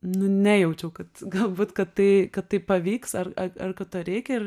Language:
Lithuanian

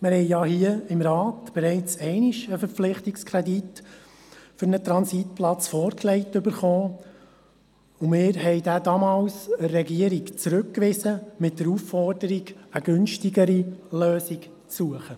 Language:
Swiss German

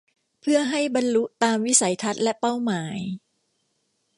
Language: Thai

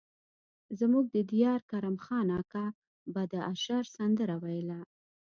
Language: Pashto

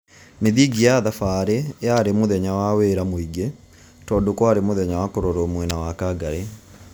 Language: Kikuyu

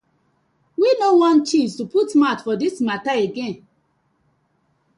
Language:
Nigerian Pidgin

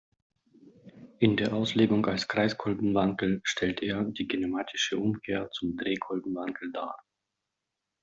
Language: German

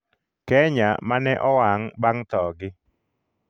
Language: Luo (Kenya and Tanzania)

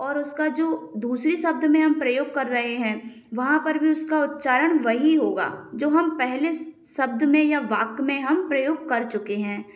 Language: Hindi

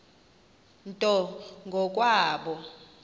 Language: Xhosa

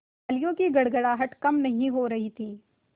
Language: Hindi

